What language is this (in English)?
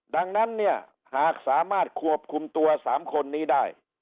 Thai